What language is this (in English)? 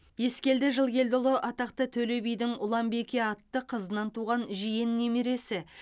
Kazakh